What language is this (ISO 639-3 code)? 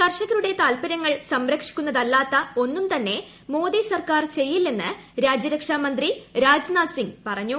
mal